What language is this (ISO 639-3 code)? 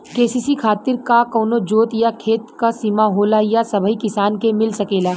bho